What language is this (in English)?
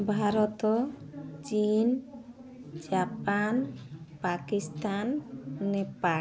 Odia